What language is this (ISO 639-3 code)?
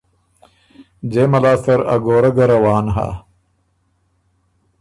oru